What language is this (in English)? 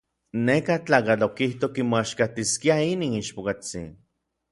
Orizaba Nahuatl